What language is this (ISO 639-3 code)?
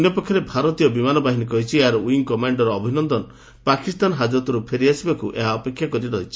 ori